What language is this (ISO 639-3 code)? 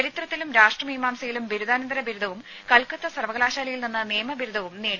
mal